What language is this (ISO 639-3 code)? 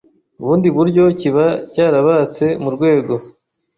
kin